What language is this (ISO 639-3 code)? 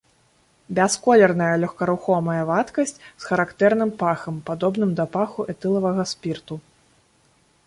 bel